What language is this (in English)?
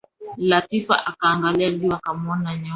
Swahili